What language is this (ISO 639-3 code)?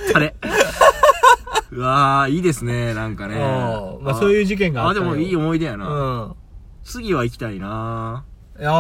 jpn